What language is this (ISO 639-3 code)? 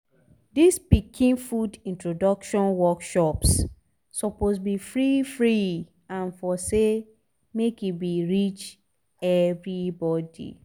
pcm